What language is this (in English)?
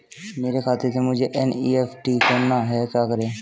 Hindi